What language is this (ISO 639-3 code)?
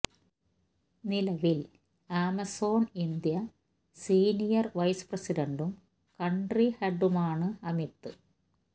mal